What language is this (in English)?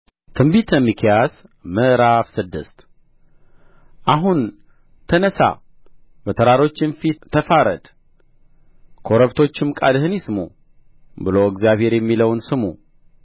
Amharic